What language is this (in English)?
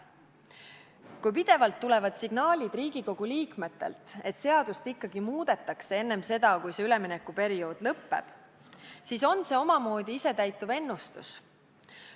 Estonian